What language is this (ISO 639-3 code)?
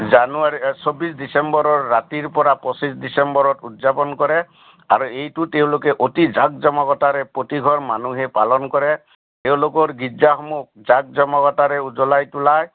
asm